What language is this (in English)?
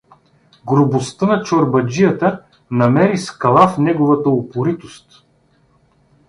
Bulgarian